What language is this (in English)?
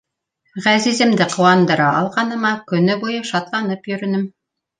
Bashkir